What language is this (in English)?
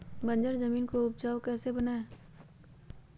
Magahi